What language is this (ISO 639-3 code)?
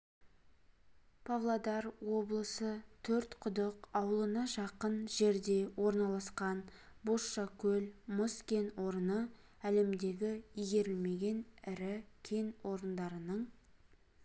kaz